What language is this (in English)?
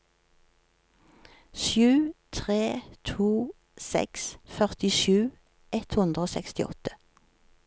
Norwegian